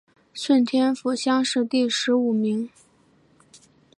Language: Chinese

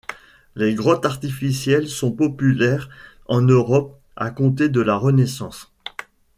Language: French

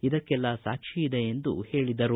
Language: Kannada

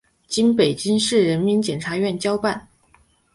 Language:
Chinese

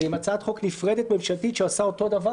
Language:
Hebrew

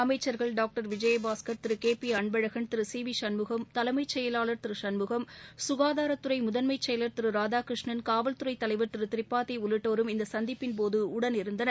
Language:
Tamil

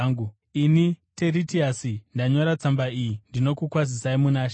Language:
Shona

